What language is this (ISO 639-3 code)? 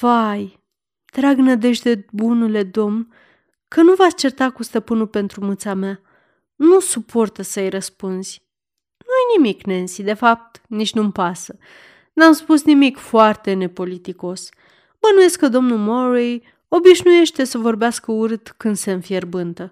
ron